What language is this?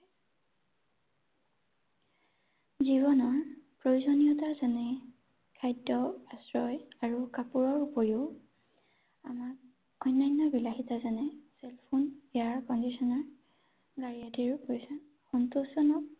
Assamese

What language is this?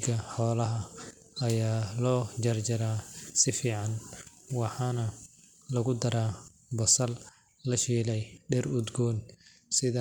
Somali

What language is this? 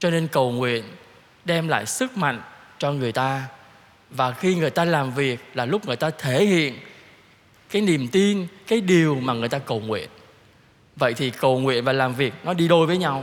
Vietnamese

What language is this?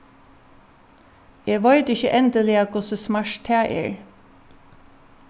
Faroese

